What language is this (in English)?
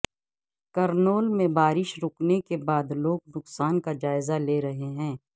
Urdu